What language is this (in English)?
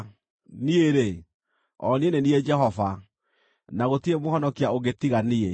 Kikuyu